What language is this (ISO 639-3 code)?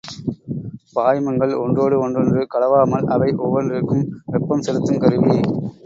tam